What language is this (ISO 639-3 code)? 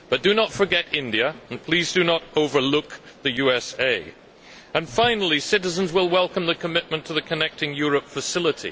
eng